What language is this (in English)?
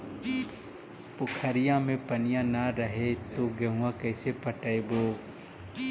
Magahi